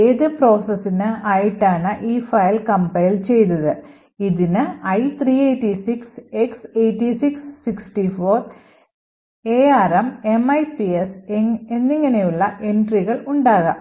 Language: Malayalam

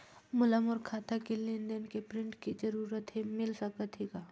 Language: Chhattisgarhi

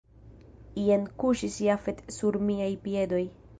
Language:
Esperanto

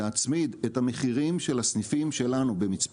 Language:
Hebrew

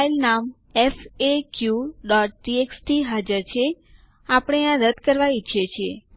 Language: Gujarati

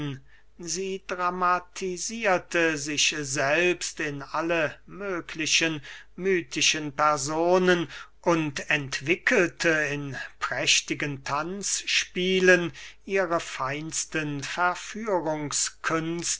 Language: German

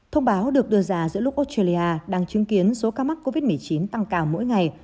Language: Vietnamese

